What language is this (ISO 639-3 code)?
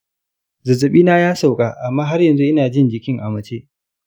hau